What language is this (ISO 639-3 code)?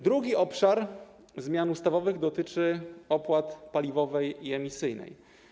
pol